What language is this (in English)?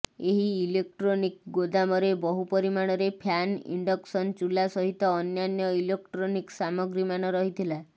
Odia